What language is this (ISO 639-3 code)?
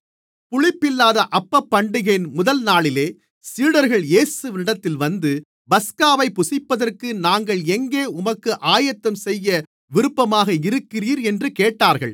tam